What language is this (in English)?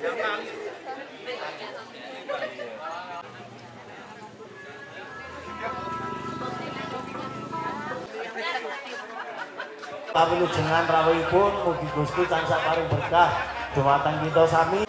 Indonesian